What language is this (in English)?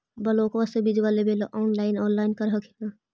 Magahi